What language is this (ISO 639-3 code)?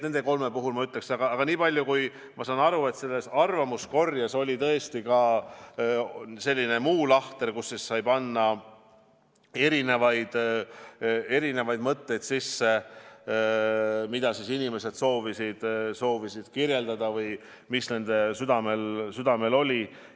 est